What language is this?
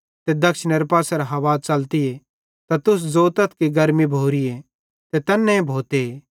Bhadrawahi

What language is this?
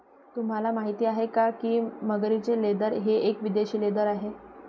Marathi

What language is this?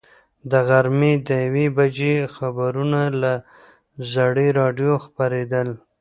Pashto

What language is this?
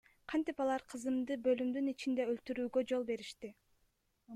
Kyrgyz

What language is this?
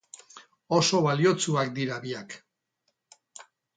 Basque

